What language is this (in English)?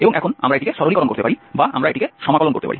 Bangla